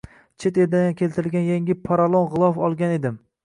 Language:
Uzbek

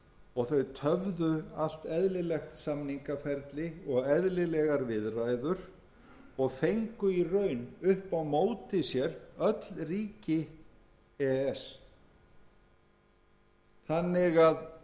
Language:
Icelandic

